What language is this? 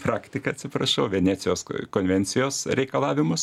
Lithuanian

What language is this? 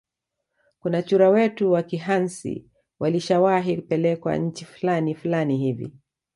Swahili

